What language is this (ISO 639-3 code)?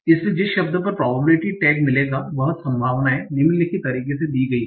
hin